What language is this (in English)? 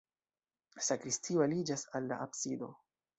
Esperanto